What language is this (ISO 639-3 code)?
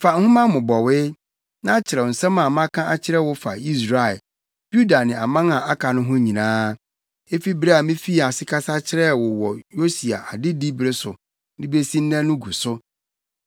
aka